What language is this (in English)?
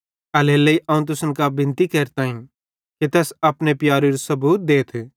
Bhadrawahi